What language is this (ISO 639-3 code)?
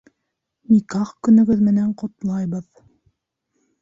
bak